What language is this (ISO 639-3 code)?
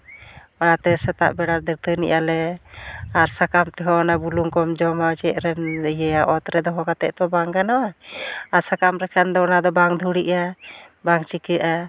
sat